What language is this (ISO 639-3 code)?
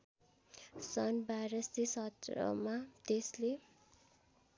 nep